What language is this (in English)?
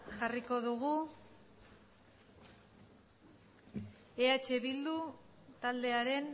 Basque